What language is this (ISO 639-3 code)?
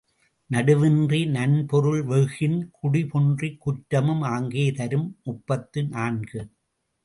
tam